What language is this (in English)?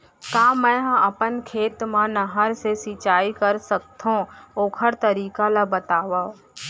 Chhattisgarhi